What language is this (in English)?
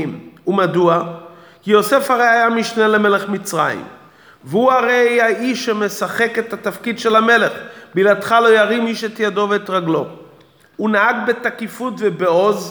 Hebrew